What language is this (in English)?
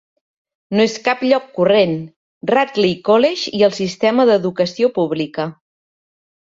Catalan